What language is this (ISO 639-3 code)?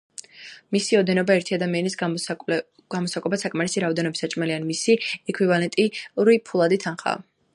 kat